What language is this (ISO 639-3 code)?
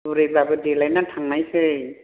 brx